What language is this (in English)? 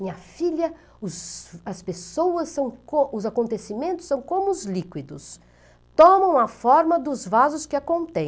Portuguese